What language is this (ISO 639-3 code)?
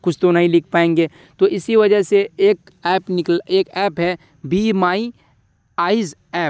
urd